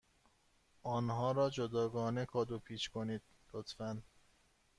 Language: Persian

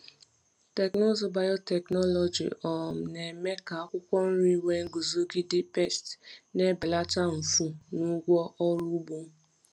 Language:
Igbo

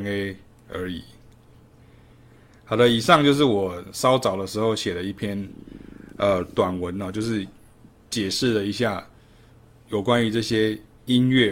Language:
Chinese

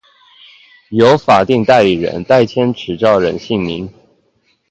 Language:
Chinese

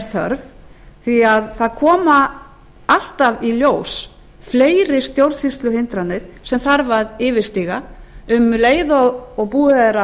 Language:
Icelandic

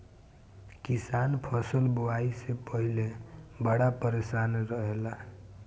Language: Bhojpuri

